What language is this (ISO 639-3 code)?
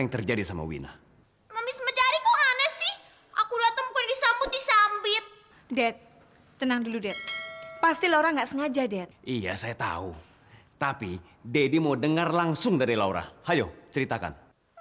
ind